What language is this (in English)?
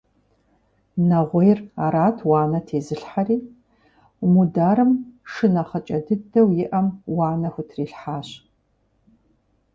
Kabardian